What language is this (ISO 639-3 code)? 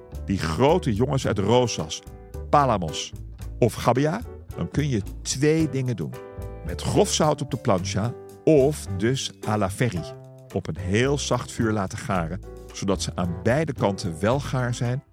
nld